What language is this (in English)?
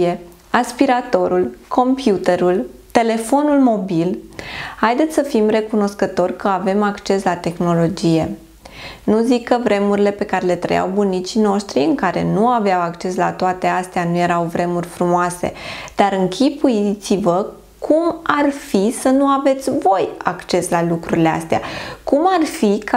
Romanian